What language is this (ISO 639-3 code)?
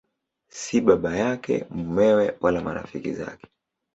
swa